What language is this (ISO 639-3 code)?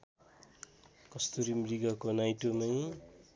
nep